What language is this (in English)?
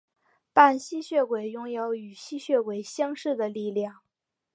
Chinese